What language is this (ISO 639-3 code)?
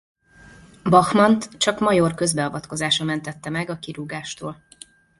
hun